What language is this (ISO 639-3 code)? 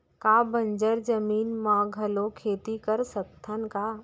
hne